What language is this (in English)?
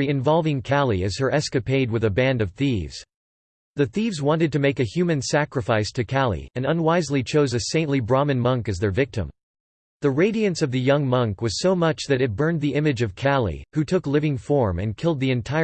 English